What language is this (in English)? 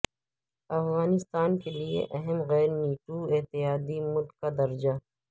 Urdu